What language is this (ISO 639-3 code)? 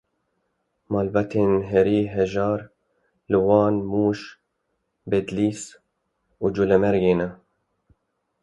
kur